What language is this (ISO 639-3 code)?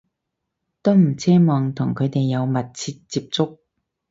yue